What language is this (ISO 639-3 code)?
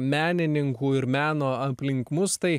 lit